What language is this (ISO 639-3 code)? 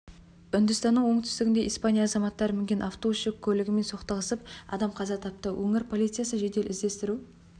kaz